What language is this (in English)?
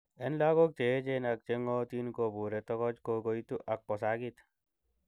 Kalenjin